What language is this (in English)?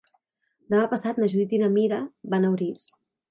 Catalan